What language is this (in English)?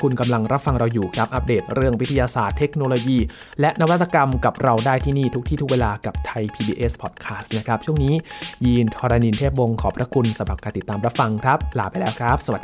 Thai